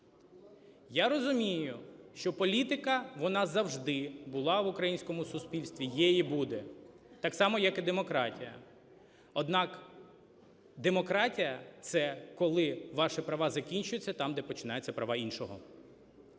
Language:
Ukrainian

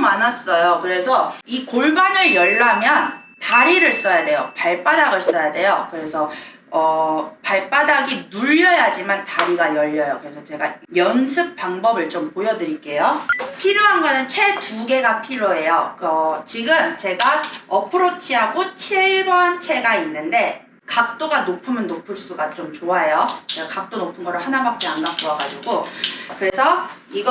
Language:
Korean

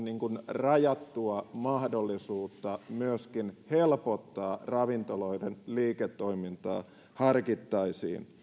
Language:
Finnish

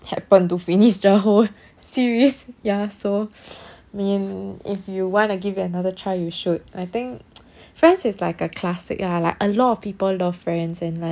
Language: English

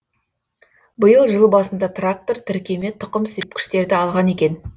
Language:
Kazakh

